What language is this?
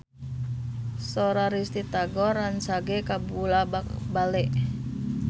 Sundanese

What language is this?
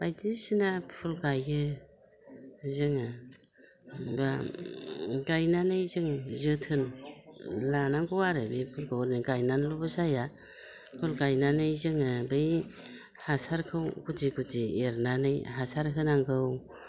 Bodo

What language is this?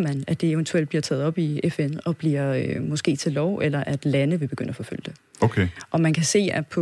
Danish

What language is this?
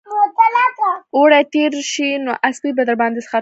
Pashto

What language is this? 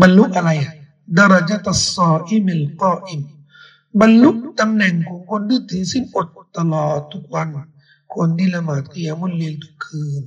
Thai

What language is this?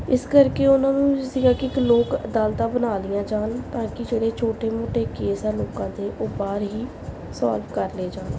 Punjabi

